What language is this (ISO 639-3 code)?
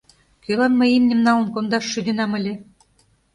chm